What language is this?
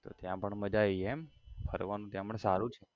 Gujarati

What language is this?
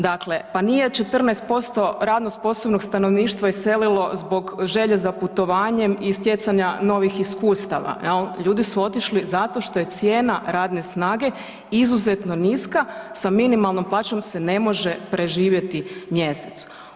Croatian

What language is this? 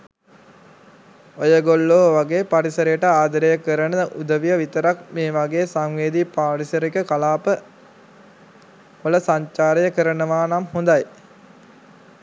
Sinhala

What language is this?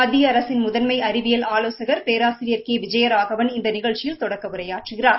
Tamil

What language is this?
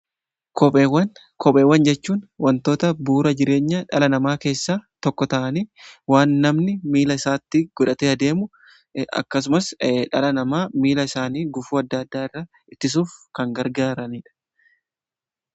Oromo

